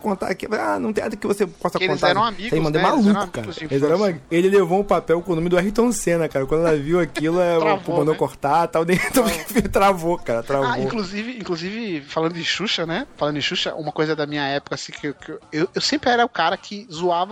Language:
Portuguese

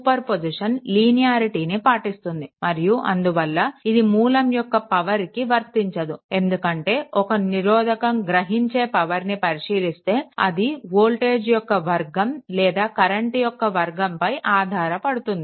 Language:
Telugu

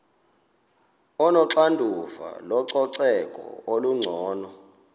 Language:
Xhosa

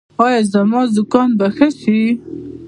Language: Pashto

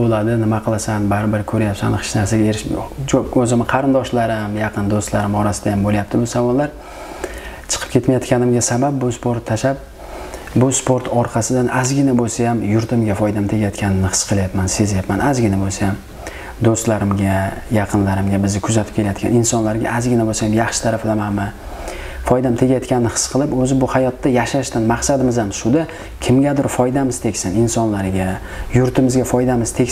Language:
Turkish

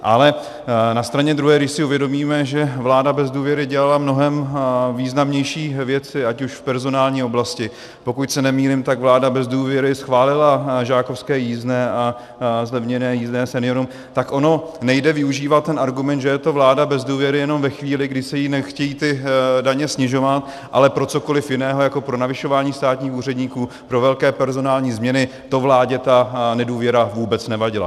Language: Czech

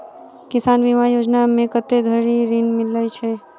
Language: Maithili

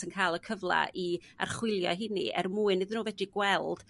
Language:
Welsh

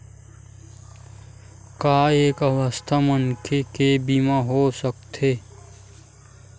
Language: Chhattisgarhi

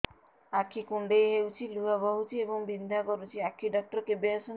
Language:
Odia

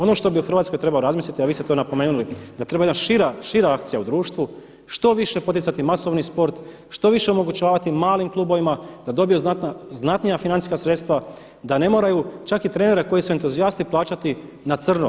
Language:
Croatian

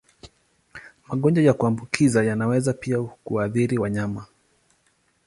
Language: Swahili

